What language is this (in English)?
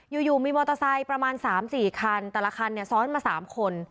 Thai